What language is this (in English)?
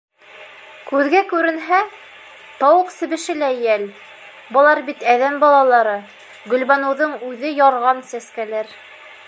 Bashkir